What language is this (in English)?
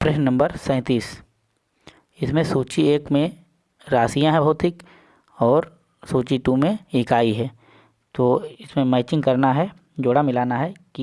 Hindi